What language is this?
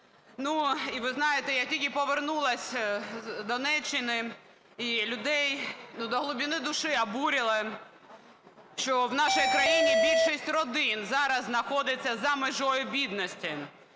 Ukrainian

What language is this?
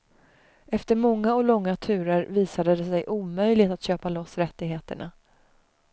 Swedish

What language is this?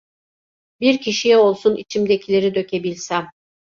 Turkish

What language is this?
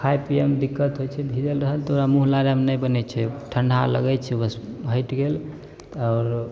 Maithili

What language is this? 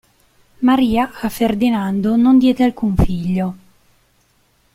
Italian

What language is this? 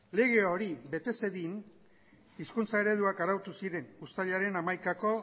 Basque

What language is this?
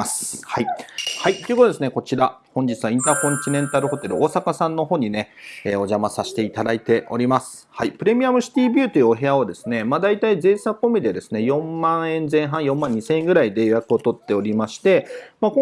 Japanese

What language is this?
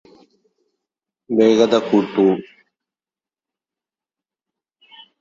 Malayalam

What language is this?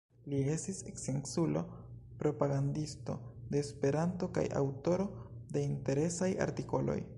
Esperanto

